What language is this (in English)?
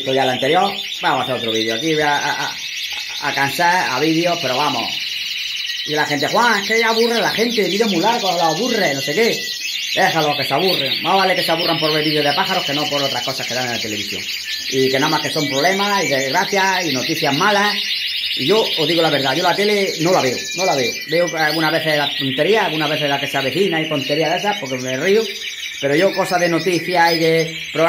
Spanish